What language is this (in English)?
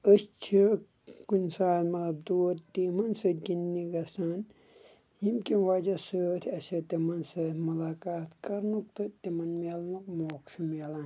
Kashmiri